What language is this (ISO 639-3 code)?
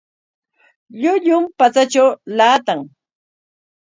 qwa